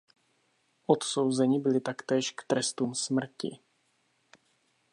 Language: Czech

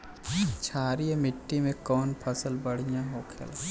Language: Bhojpuri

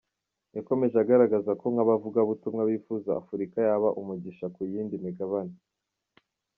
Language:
Kinyarwanda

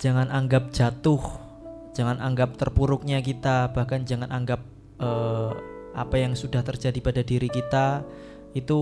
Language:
Indonesian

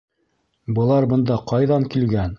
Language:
Bashkir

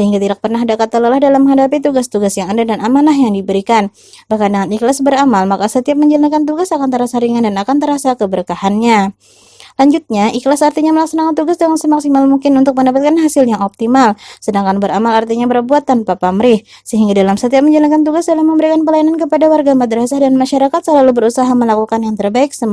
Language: Indonesian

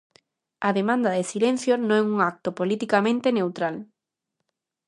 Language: Galician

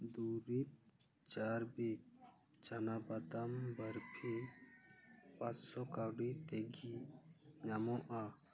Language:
Santali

